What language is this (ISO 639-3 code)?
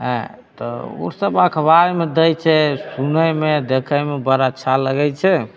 mai